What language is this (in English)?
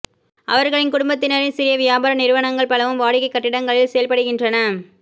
Tamil